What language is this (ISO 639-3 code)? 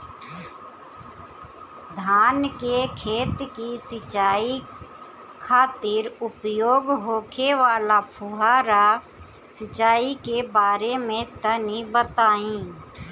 bho